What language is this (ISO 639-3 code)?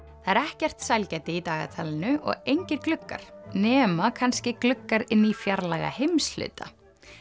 isl